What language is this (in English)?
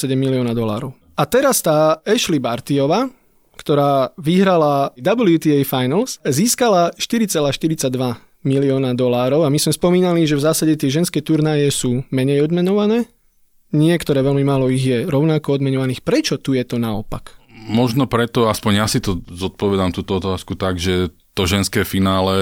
Slovak